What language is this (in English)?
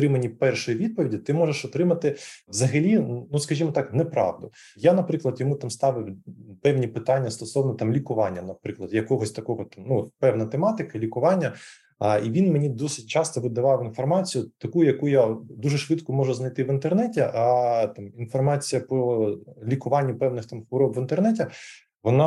Ukrainian